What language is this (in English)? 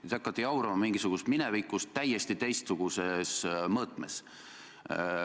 Estonian